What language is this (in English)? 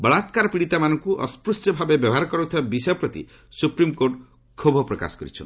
Odia